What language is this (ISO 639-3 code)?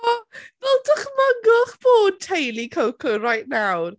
cym